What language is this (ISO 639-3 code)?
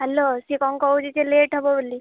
ori